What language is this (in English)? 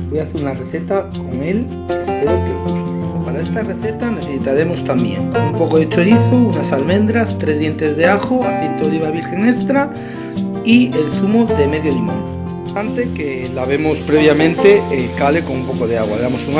Spanish